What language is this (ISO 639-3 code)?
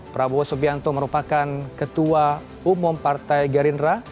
ind